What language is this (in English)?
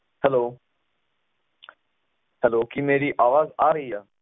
Punjabi